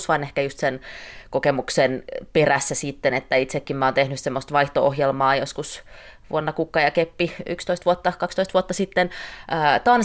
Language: Finnish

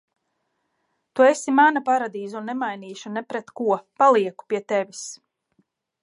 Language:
Latvian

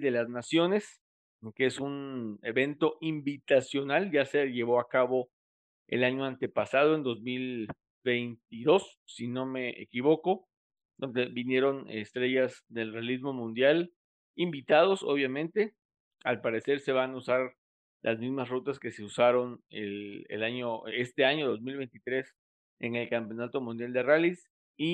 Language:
Spanish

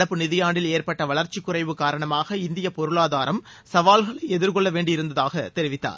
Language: Tamil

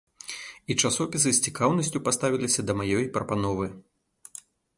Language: Belarusian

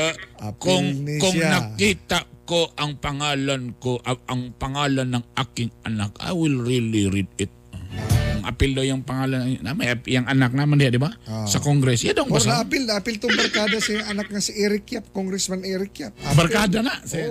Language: Filipino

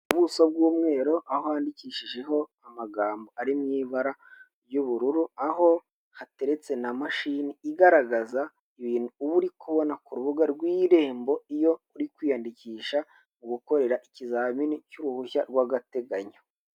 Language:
Kinyarwanda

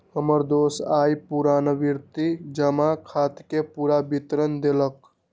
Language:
Magahi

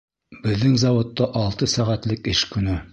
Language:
Bashkir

